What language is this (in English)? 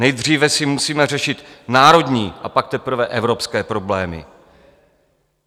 Czech